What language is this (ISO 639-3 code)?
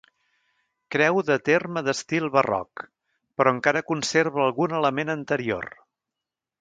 cat